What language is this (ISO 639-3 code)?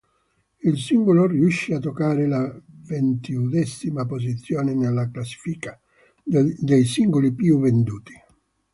ita